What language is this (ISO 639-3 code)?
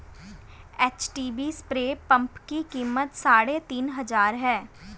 hin